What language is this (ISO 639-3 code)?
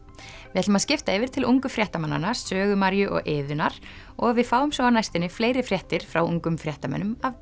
isl